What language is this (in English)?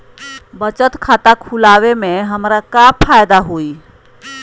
Magahi